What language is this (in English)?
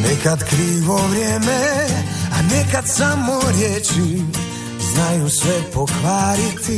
Croatian